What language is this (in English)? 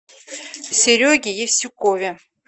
Russian